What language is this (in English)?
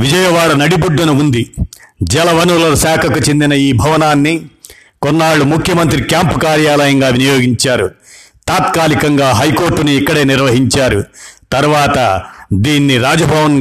Telugu